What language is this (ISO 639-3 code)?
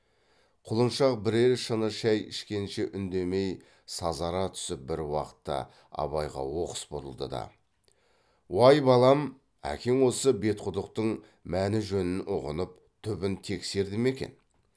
kaz